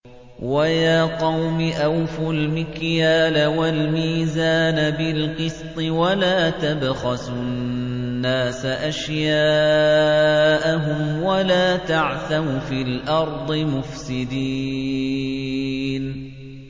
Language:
Arabic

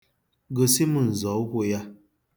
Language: Igbo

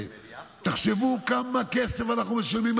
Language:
Hebrew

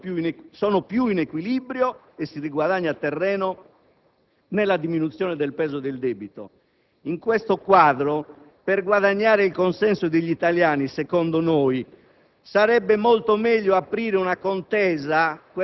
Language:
Italian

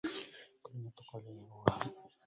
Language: Arabic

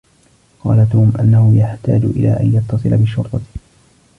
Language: Arabic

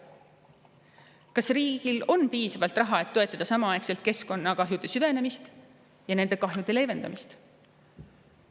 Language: Estonian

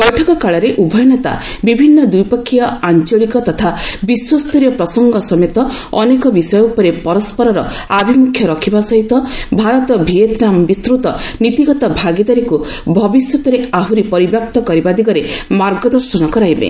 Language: Odia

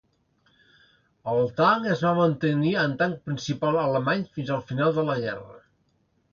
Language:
Catalan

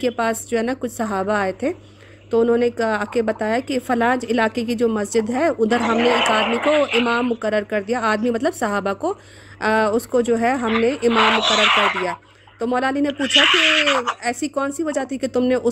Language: Urdu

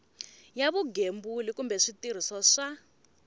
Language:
Tsonga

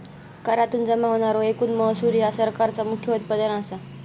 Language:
Marathi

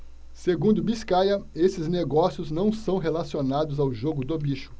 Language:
Portuguese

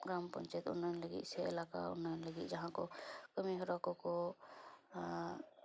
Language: Santali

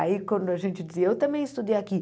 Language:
Portuguese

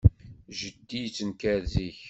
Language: Kabyle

